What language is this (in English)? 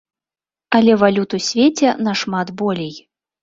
Belarusian